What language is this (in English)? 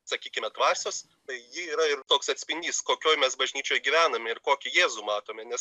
Lithuanian